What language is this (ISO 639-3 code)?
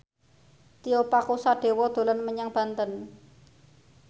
jav